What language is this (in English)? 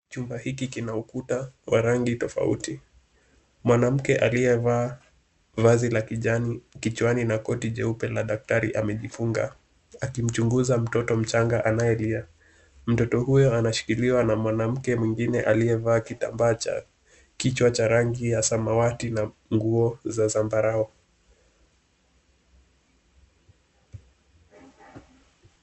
Swahili